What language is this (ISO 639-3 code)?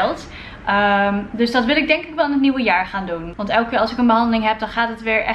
nld